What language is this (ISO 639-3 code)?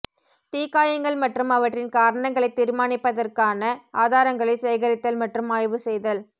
tam